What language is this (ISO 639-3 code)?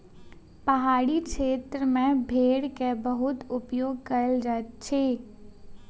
mai